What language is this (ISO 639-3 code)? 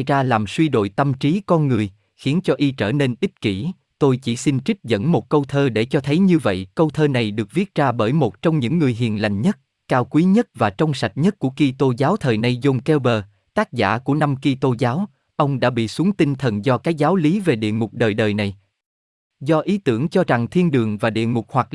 vie